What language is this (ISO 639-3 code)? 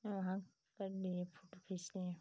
hin